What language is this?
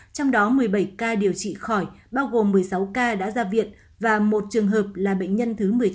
Vietnamese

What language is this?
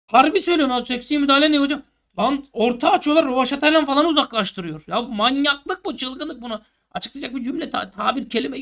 Turkish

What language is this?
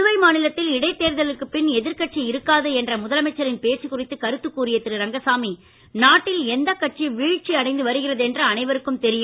Tamil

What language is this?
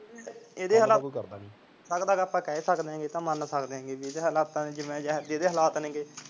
Punjabi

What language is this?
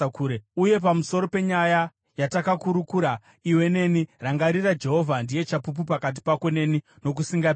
Shona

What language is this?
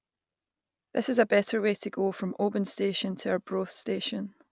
English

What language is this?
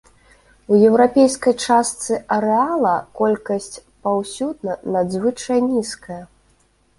Belarusian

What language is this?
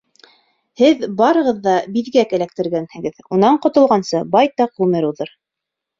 Bashkir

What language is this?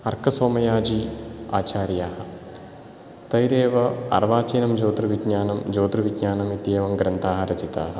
Sanskrit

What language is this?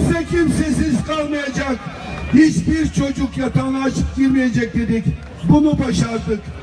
Turkish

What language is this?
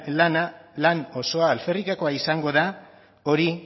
Basque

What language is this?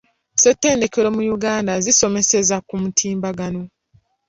Ganda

